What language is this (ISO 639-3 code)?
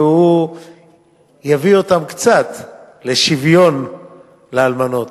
heb